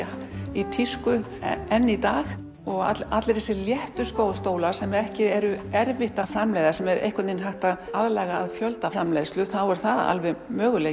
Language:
Icelandic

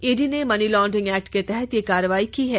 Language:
Hindi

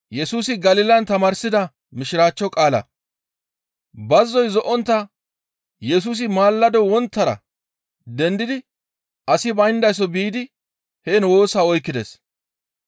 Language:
Gamo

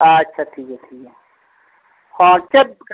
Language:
Santali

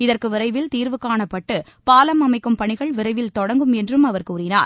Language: Tamil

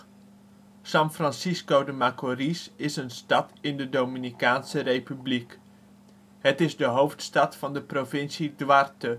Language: Dutch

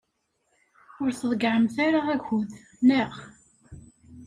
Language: Kabyle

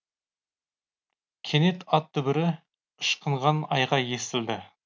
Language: Kazakh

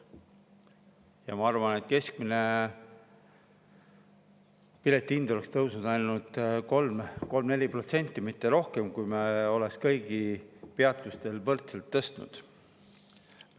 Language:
Estonian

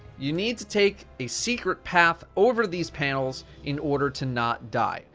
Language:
English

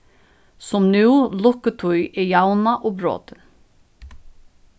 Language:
Faroese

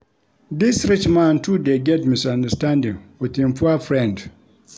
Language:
Nigerian Pidgin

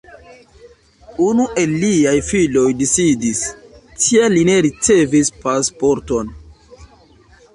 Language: Esperanto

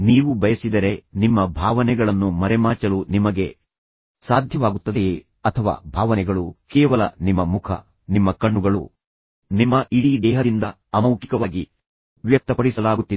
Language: Kannada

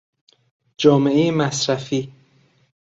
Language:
Persian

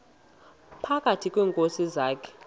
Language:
Xhosa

